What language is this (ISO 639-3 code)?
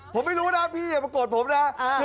tha